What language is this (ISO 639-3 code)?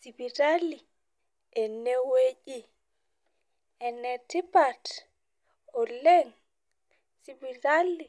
mas